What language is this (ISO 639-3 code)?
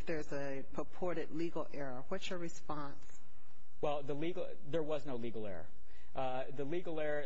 eng